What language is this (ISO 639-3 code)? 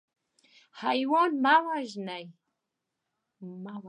pus